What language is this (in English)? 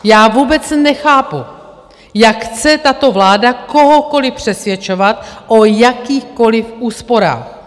Czech